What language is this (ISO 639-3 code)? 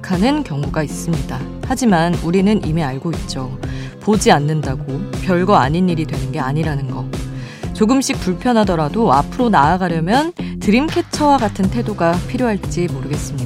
kor